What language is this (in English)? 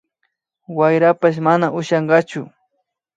Imbabura Highland Quichua